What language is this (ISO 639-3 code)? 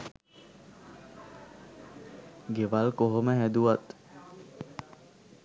sin